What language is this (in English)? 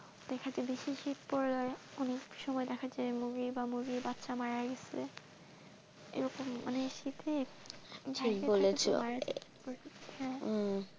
Bangla